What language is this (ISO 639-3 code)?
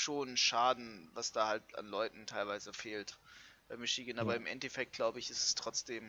deu